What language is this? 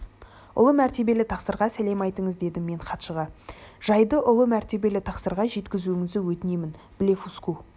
Kazakh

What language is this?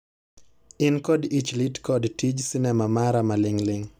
Luo (Kenya and Tanzania)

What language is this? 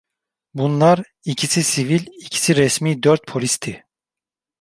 Turkish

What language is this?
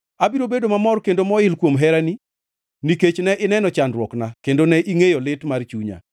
Luo (Kenya and Tanzania)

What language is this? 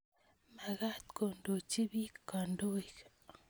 Kalenjin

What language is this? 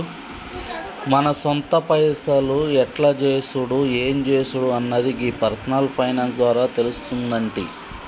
Telugu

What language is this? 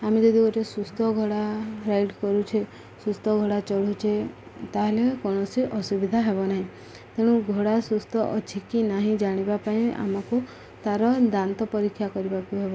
Odia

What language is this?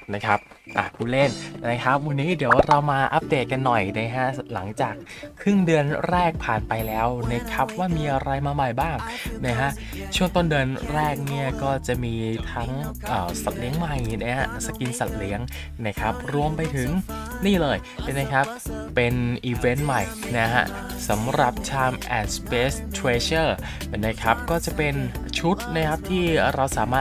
Thai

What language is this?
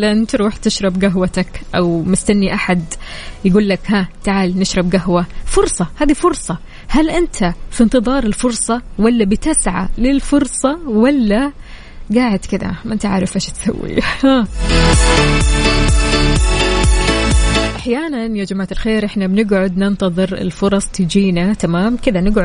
Arabic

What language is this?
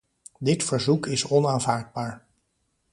Dutch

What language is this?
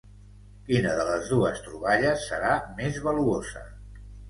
Catalan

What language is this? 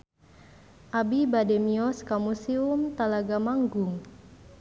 Sundanese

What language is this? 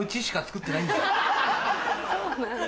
Japanese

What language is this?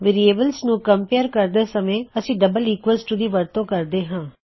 Punjabi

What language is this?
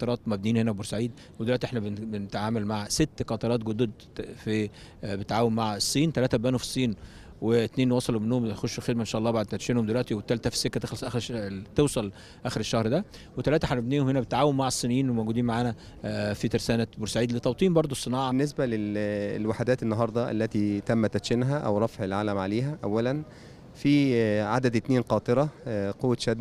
Arabic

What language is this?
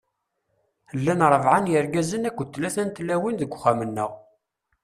Kabyle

